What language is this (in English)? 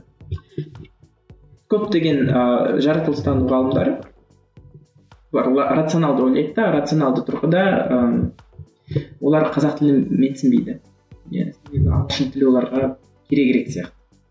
Kazakh